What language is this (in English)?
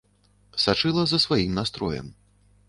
Belarusian